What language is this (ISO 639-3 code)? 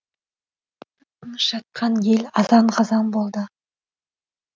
kaz